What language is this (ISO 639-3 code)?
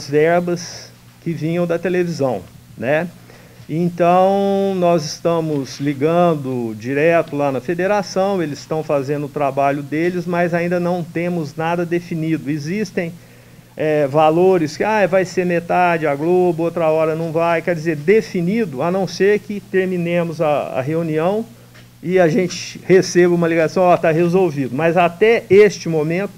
por